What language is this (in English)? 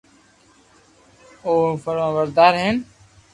Loarki